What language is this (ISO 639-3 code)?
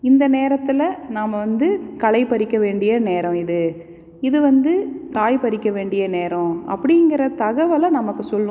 tam